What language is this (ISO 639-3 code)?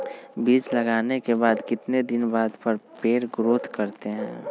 mag